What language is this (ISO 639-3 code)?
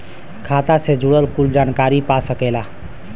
bho